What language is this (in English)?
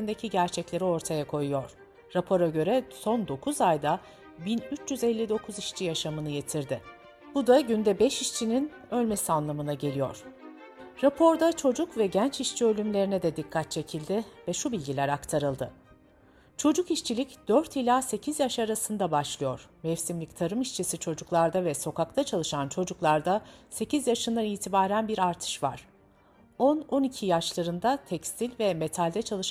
Turkish